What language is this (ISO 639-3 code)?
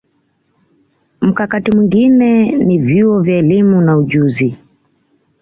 swa